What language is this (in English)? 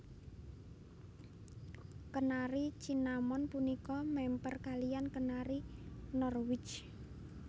Javanese